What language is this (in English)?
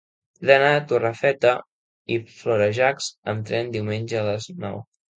Catalan